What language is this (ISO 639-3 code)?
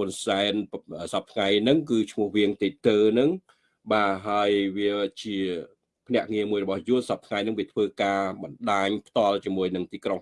vie